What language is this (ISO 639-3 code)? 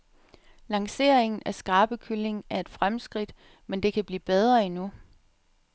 dan